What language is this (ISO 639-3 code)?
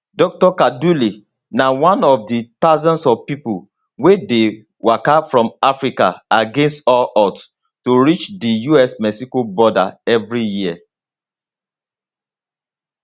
pcm